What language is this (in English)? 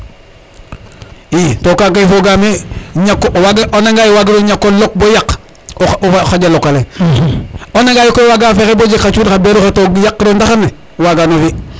Serer